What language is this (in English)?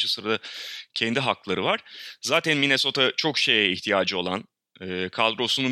Turkish